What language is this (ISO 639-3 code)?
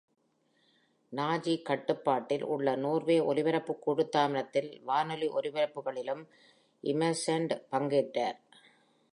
tam